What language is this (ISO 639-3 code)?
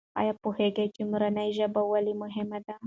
pus